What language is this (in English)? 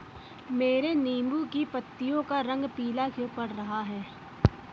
Hindi